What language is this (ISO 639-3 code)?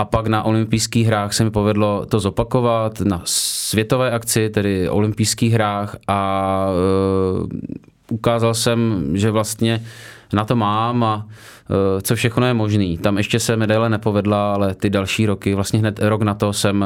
ces